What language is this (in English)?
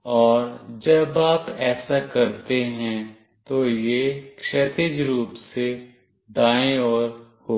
Hindi